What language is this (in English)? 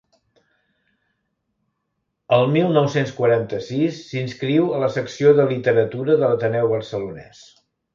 Catalan